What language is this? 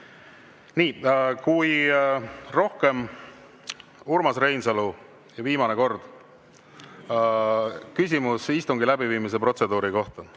Estonian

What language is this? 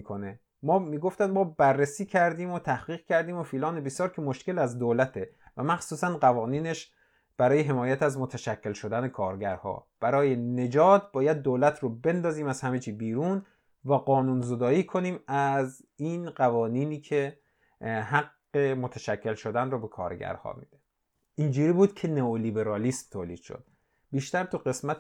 Persian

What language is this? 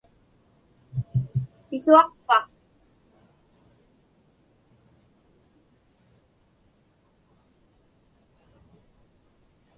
Inupiaq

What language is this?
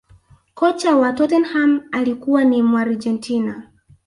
Swahili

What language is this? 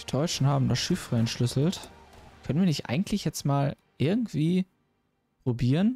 German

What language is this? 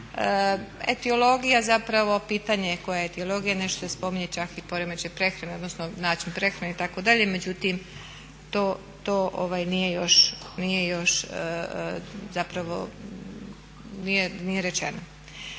Croatian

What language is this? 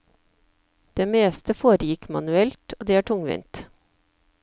Norwegian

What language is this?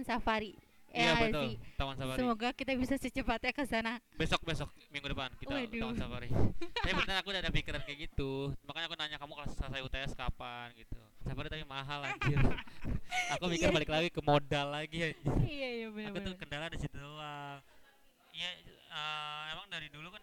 Indonesian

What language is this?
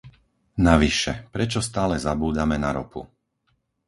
Slovak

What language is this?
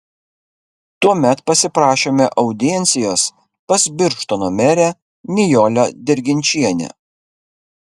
Lithuanian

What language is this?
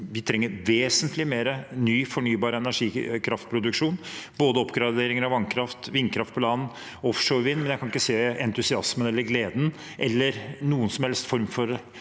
Norwegian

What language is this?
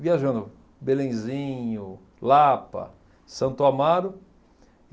Portuguese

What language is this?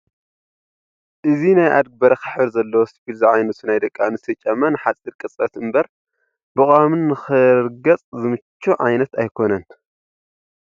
Tigrinya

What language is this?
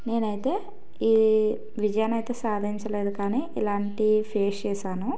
Telugu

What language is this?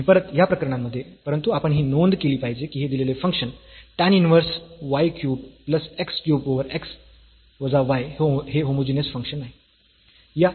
Marathi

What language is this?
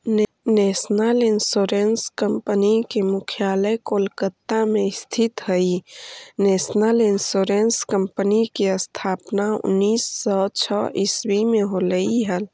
Magahi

